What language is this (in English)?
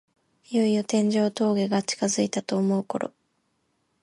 Japanese